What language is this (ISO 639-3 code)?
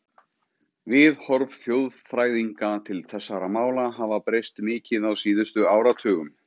isl